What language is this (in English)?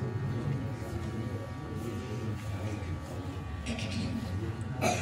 Indonesian